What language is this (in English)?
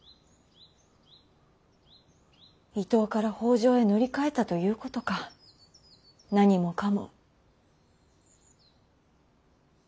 Japanese